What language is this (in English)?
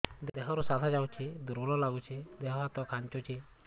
Odia